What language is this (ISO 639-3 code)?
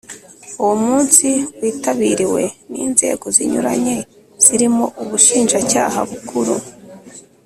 kin